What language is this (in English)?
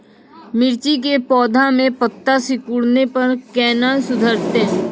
Maithili